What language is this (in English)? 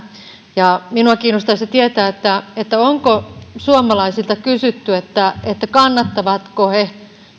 Finnish